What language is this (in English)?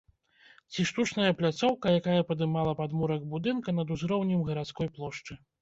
Belarusian